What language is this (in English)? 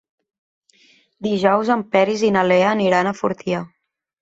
Catalan